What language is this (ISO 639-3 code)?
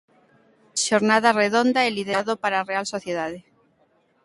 glg